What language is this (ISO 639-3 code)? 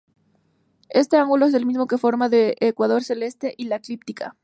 spa